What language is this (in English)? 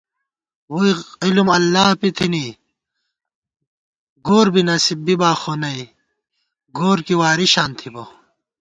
Gawar-Bati